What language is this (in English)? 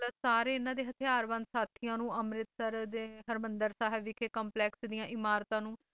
Punjabi